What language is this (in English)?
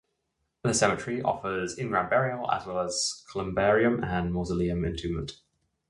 English